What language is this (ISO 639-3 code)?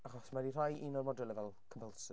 cym